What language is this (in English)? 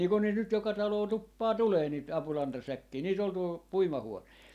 Finnish